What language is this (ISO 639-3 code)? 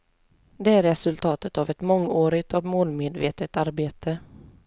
swe